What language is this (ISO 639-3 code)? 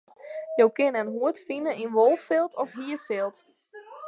fry